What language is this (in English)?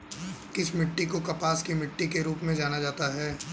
Hindi